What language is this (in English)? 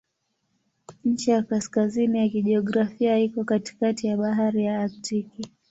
Swahili